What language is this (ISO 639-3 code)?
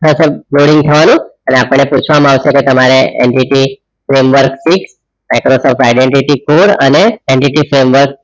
guj